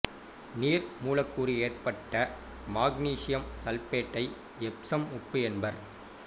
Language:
Tamil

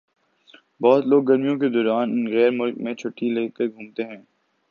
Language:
Urdu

